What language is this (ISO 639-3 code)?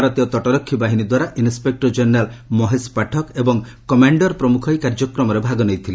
ori